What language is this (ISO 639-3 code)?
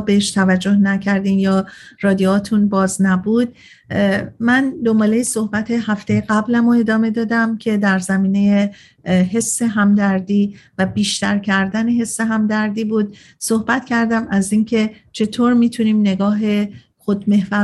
fas